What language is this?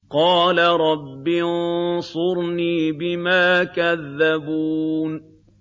Arabic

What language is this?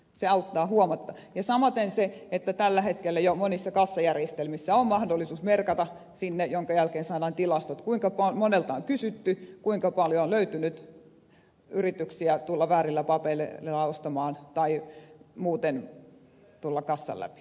Finnish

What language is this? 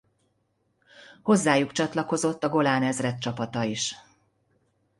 Hungarian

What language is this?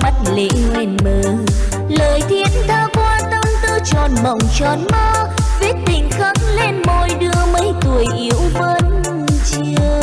Vietnamese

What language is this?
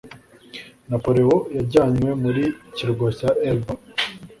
Kinyarwanda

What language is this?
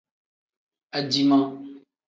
Tem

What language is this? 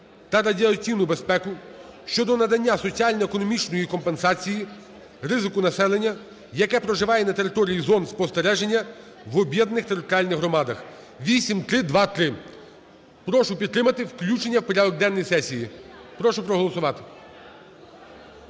Ukrainian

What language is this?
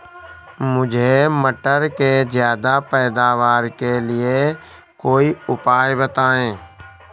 Hindi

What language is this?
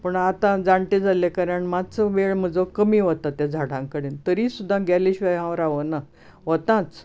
Konkani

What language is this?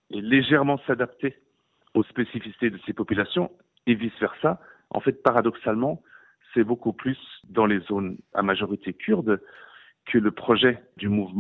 French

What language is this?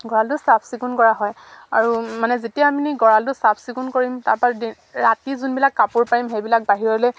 Assamese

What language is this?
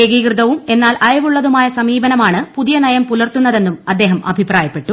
Malayalam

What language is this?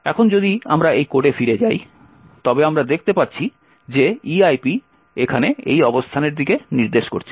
Bangla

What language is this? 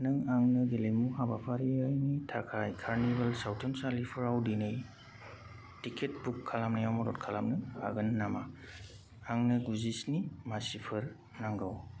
Bodo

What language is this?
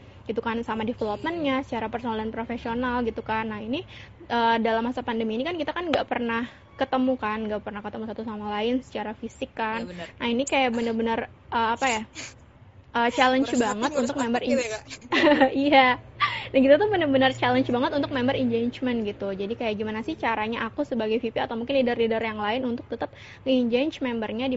Indonesian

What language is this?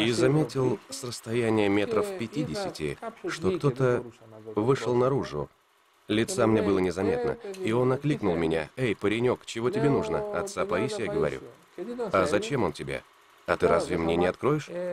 Russian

